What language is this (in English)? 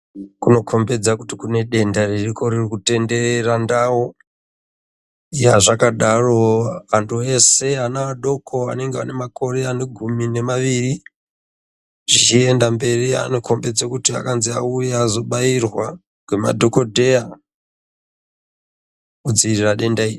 Ndau